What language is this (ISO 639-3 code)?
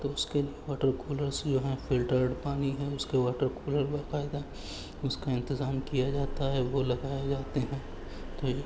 urd